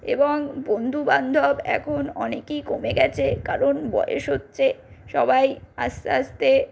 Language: Bangla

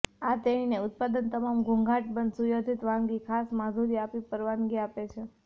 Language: Gujarati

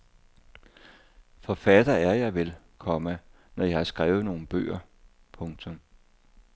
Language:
Danish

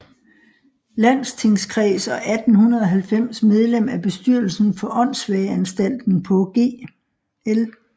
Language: Danish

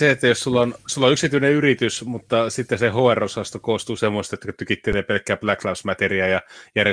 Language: Finnish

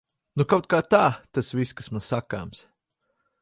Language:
Latvian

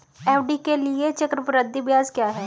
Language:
Hindi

